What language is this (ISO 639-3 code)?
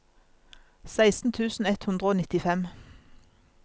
nor